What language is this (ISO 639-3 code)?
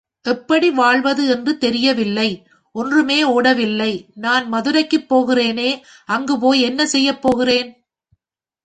tam